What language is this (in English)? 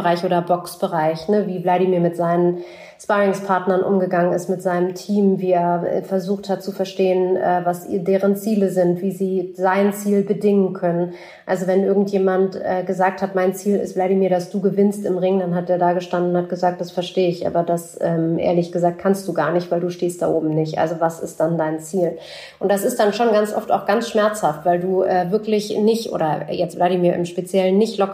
German